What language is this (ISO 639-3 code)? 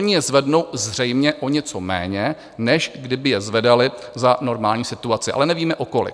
ces